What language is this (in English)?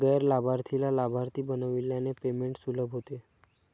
Marathi